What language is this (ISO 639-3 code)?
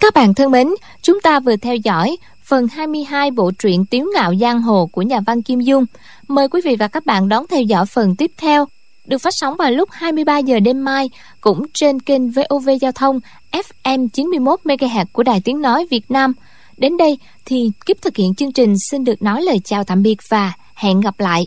vie